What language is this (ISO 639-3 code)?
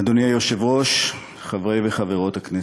heb